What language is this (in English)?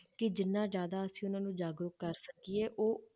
Punjabi